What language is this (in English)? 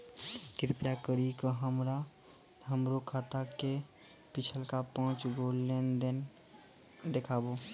Maithili